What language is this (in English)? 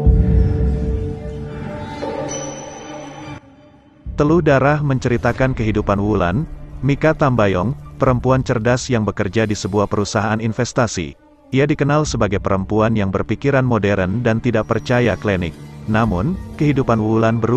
Indonesian